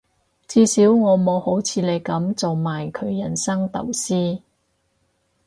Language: Cantonese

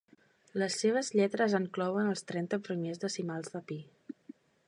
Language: Catalan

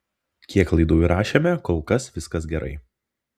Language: Lithuanian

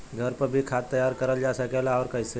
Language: Bhojpuri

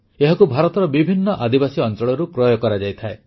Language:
Odia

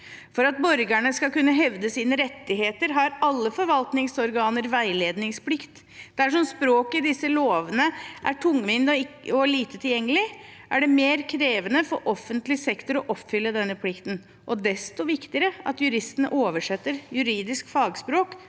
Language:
Norwegian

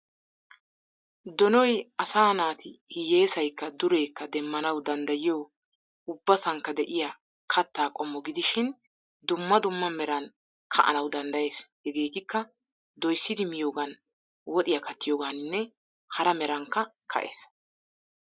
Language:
Wolaytta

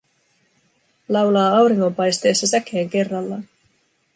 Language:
Finnish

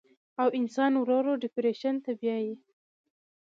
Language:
Pashto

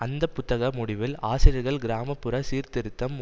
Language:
Tamil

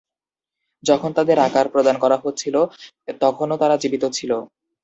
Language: Bangla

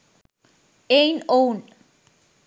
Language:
Sinhala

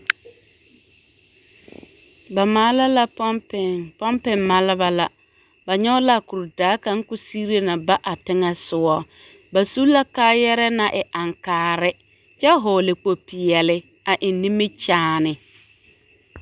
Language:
Southern Dagaare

